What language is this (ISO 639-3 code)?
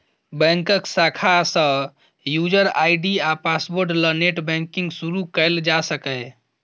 mai